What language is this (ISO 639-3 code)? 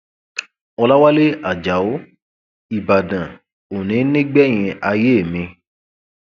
yor